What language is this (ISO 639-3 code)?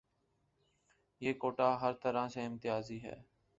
urd